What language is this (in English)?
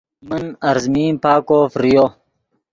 Yidgha